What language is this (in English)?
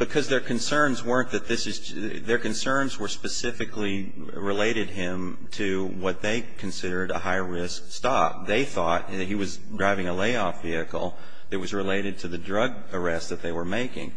English